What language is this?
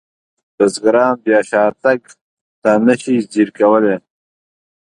Pashto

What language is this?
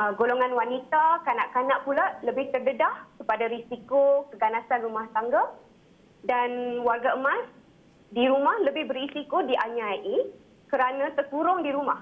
Malay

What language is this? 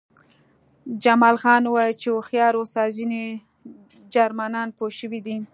Pashto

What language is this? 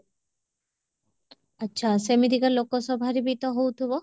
Odia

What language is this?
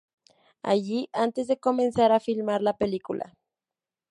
Spanish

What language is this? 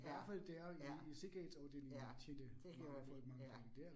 Danish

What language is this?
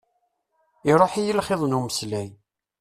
Kabyle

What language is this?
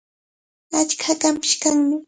Cajatambo North Lima Quechua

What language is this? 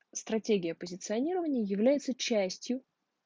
Russian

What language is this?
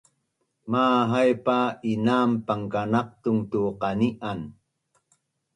Bunun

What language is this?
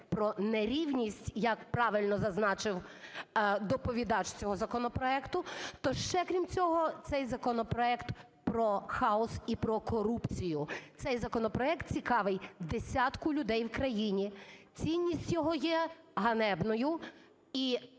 Ukrainian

